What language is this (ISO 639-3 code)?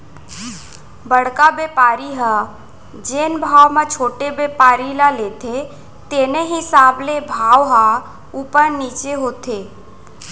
hne